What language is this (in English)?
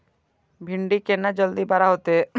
Maithili